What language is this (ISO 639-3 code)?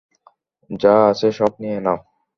ben